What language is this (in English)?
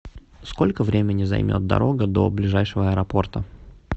Russian